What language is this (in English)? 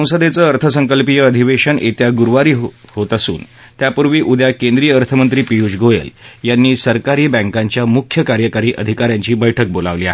Marathi